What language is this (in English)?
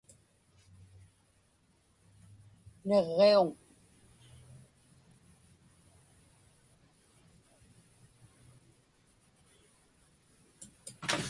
Inupiaq